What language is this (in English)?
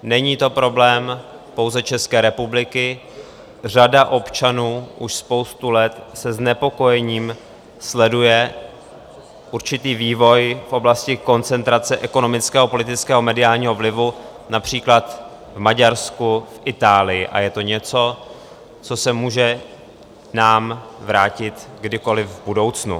Czech